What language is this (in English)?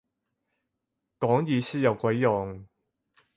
Cantonese